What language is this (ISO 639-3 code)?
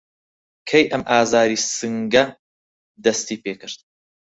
ckb